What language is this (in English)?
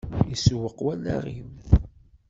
Kabyle